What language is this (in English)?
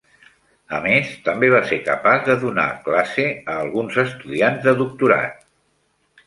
Catalan